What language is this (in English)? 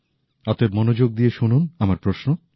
Bangla